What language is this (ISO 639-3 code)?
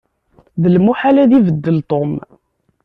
kab